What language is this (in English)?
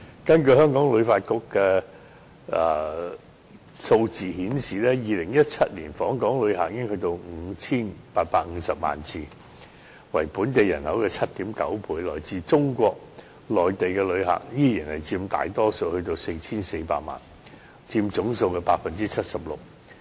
Cantonese